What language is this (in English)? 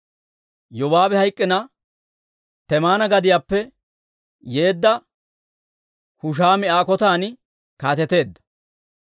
Dawro